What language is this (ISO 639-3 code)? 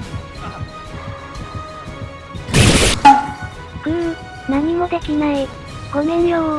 jpn